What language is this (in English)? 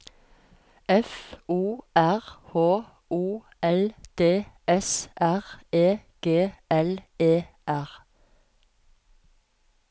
Norwegian